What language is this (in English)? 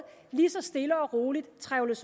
Danish